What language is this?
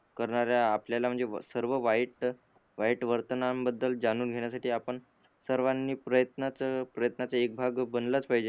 Marathi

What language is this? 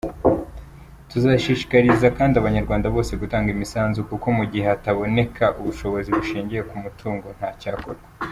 Kinyarwanda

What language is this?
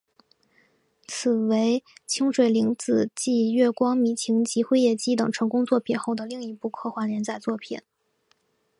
Chinese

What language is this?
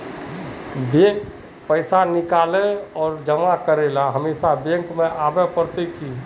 Magahi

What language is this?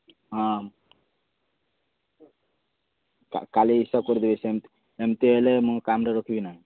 Odia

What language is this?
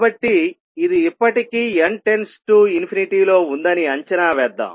Telugu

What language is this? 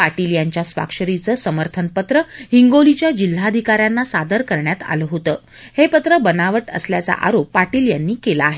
Marathi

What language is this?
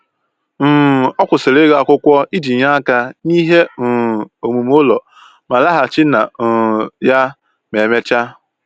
Igbo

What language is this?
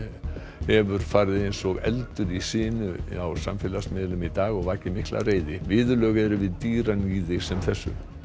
Icelandic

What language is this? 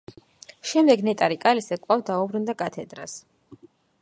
Georgian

